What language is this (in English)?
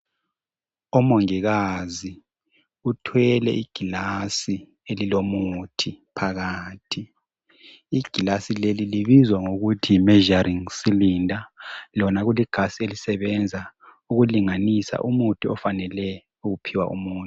North Ndebele